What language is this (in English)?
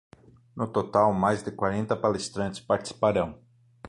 Portuguese